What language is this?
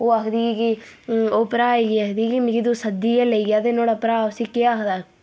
Dogri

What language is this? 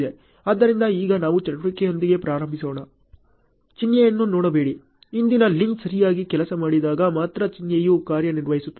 Kannada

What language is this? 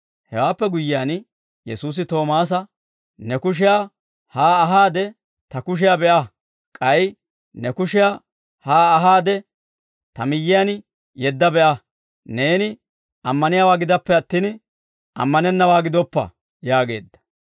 Dawro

